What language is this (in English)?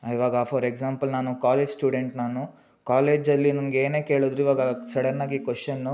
Kannada